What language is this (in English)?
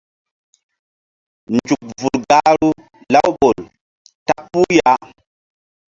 Mbum